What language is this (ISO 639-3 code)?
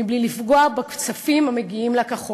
heb